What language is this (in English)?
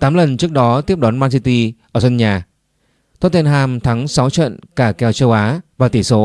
Vietnamese